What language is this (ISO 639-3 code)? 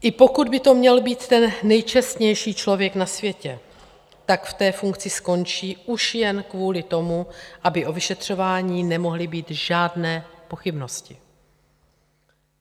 ces